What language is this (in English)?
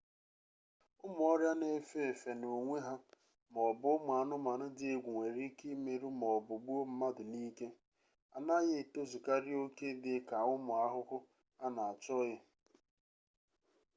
Igbo